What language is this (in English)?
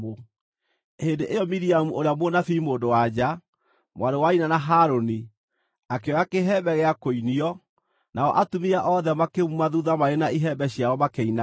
Kikuyu